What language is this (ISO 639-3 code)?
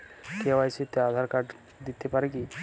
ben